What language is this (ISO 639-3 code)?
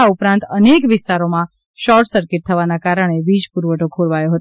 guj